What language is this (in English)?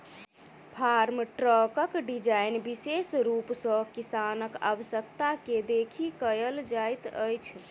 Maithili